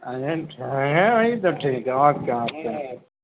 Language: Urdu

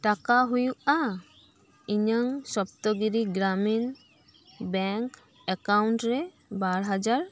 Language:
Santali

